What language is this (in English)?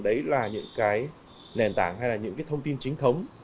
Vietnamese